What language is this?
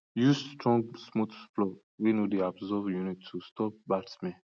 Nigerian Pidgin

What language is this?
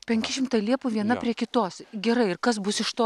Lithuanian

